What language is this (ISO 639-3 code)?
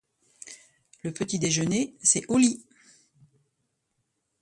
fra